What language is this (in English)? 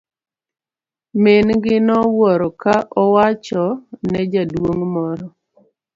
Luo (Kenya and Tanzania)